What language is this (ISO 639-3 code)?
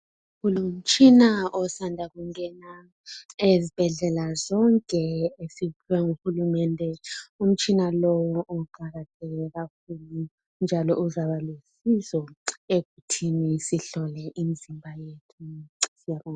nde